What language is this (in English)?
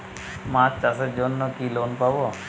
Bangla